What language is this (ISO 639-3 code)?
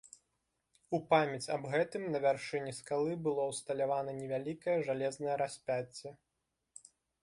bel